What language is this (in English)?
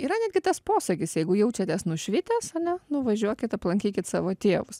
Lithuanian